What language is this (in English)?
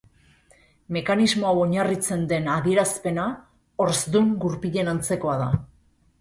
Basque